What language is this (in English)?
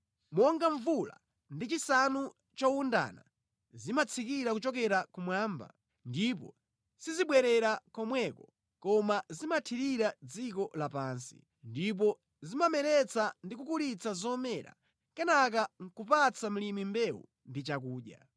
Nyanja